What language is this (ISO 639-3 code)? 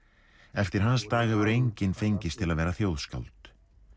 isl